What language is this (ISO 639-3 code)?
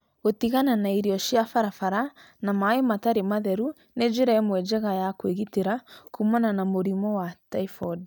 kik